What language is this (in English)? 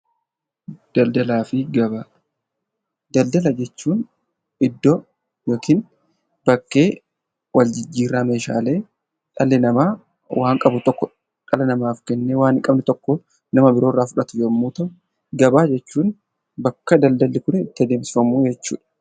Oromo